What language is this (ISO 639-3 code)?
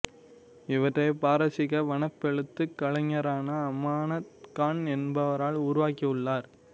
tam